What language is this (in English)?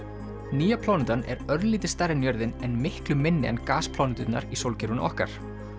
Icelandic